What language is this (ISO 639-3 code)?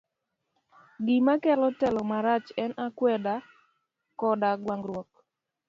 luo